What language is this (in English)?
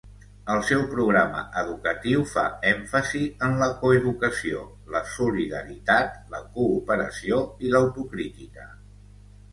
Catalan